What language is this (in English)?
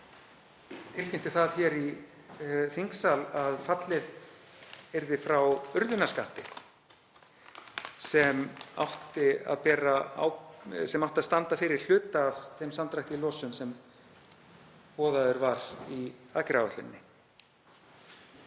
Icelandic